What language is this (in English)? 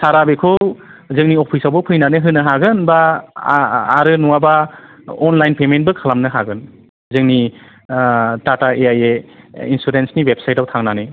Bodo